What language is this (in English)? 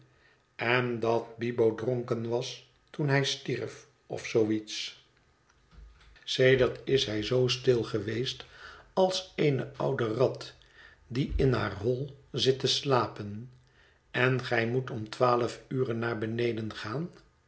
Dutch